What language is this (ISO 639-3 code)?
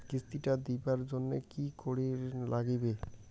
ben